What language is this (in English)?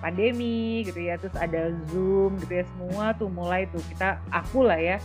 Indonesian